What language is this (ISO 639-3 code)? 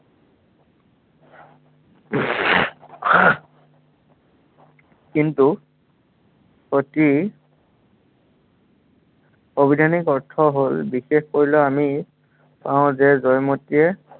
asm